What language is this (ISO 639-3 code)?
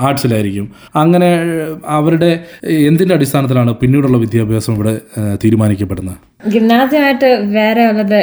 mal